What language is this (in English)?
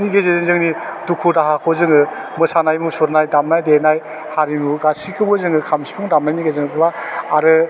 Bodo